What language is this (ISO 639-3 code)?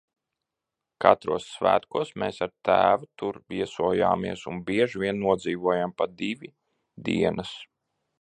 lav